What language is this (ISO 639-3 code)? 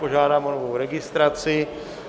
ces